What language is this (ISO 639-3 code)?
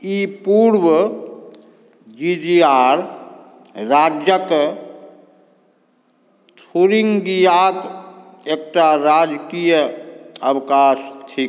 mai